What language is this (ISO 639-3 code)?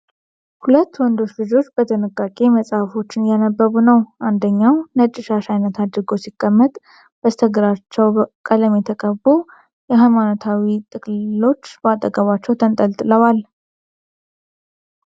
amh